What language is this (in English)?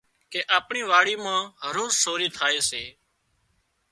Wadiyara Koli